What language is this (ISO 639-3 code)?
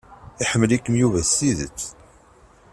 kab